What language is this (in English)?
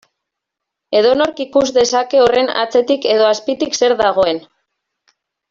Basque